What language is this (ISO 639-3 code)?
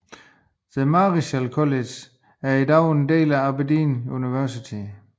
dan